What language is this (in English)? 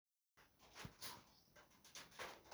Somali